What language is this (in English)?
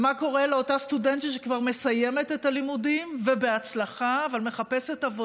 Hebrew